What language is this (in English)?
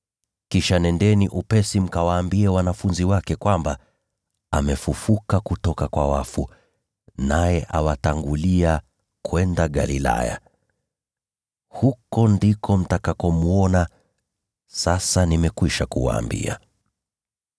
Swahili